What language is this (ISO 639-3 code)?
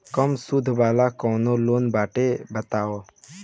bho